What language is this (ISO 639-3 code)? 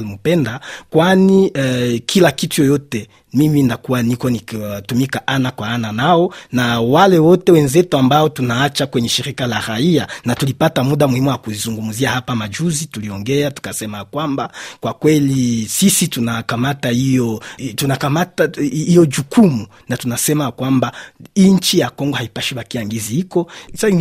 swa